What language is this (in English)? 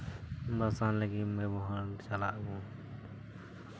Santali